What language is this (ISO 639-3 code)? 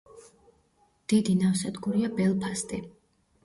kat